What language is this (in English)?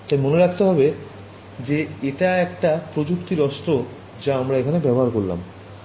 Bangla